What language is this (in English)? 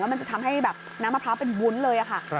Thai